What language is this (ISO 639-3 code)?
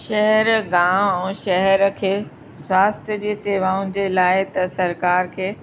snd